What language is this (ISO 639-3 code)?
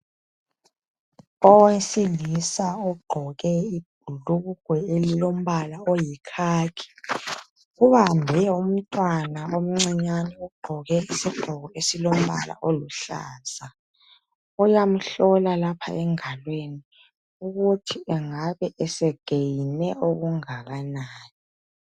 nde